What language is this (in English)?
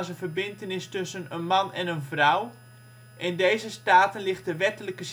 Dutch